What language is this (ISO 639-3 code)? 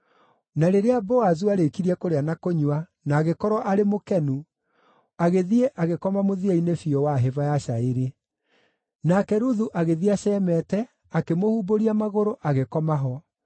kik